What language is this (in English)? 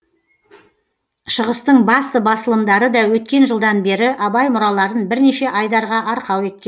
Kazakh